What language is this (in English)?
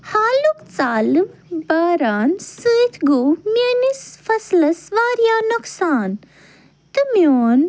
Kashmiri